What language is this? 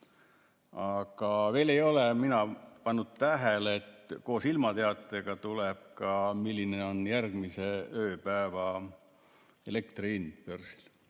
Estonian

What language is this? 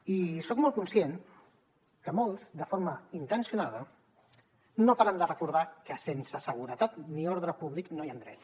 Catalan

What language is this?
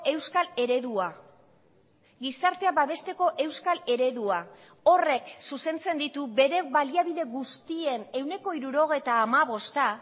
Basque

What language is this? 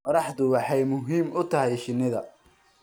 Somali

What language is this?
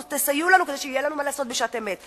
Hebrew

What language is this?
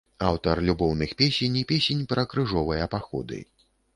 Belarusian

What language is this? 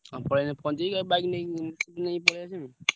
Odia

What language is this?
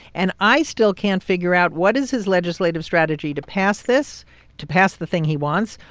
English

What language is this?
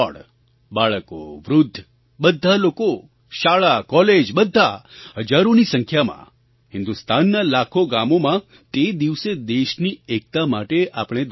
Gujarati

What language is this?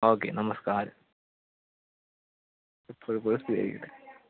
Malayalam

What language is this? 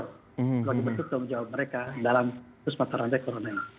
Indonesian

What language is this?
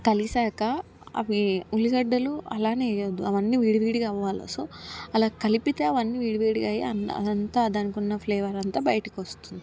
Telugu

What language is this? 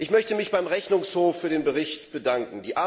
German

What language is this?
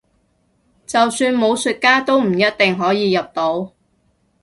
Cantonese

